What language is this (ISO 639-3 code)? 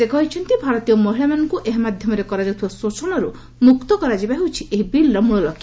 ori